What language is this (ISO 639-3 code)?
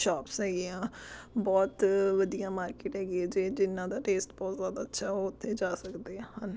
pan